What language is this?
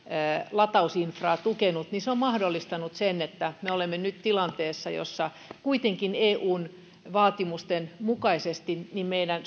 Finnish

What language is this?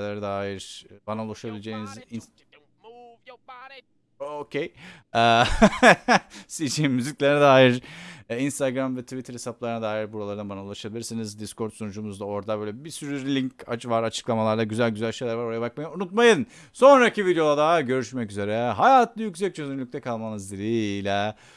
Turkish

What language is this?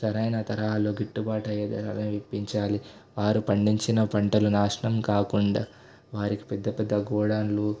Telugu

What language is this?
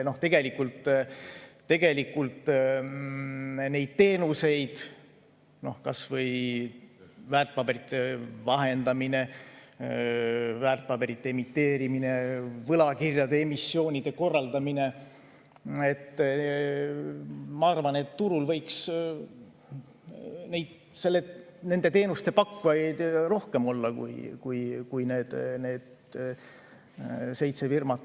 Estonian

